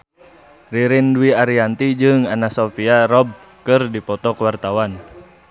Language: Sundanese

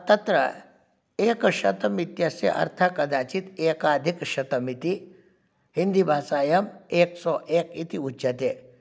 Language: Sanskrit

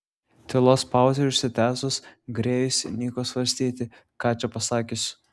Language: Lithuanian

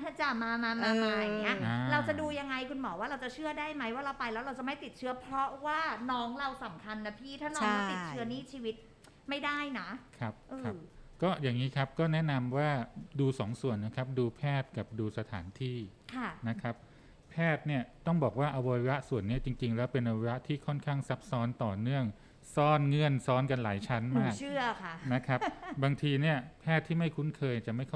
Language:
Thai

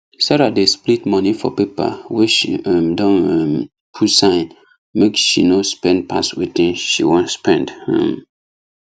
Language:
Nigerian Pidgin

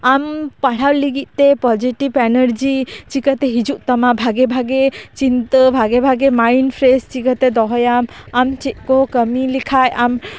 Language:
Santali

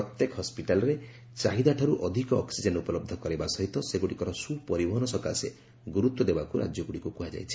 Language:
Odia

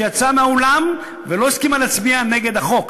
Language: Hebrew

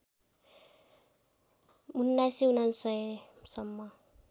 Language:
Nepali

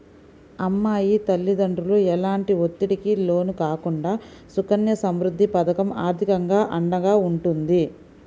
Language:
Telugu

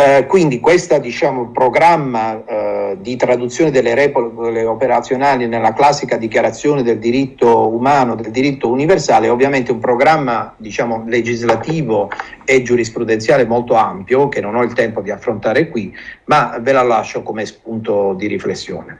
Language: Italian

